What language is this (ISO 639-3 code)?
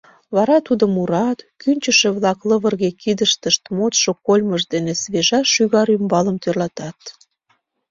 chm